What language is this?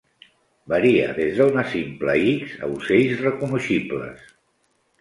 Catalan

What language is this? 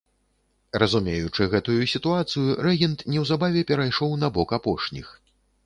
Belarusian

